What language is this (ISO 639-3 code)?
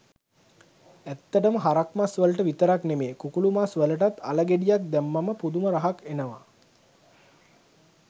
sin